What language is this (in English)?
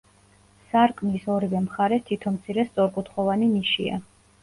Georgian